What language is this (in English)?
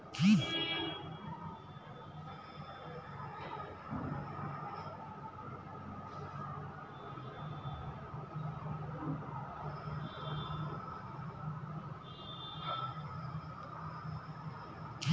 Bhojpuri